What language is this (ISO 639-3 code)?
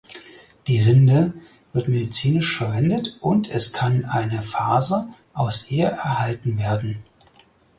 deu